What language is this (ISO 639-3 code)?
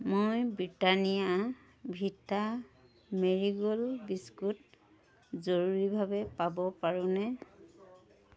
asm